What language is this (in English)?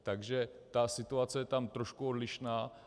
Czech